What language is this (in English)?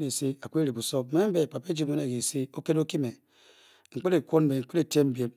Bokyi